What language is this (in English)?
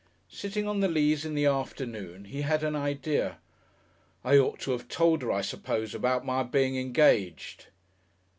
English